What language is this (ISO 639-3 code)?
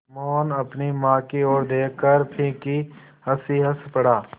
hin